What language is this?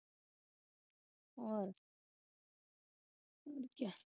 Punjabi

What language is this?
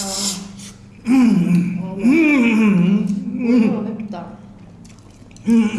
Korean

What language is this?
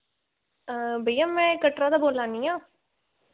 Dogri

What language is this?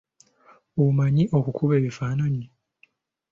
Ganda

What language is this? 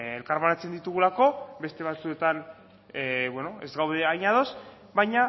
Basque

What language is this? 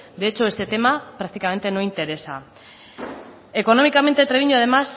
Spanish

